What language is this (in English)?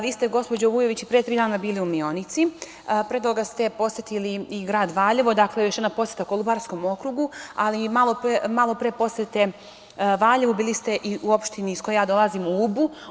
Serbian